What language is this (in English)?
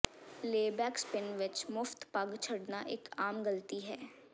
Punjabi